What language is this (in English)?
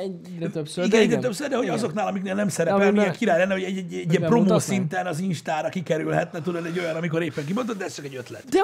Hungarian